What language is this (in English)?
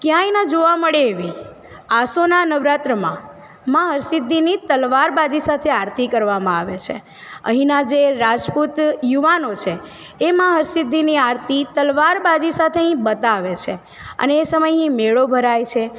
Gujarati